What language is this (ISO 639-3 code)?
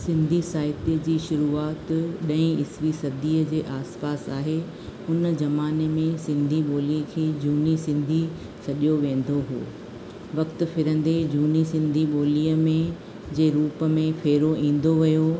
snd